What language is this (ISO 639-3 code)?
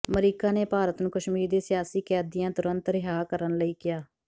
pan